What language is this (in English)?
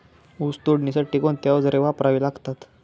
Marathi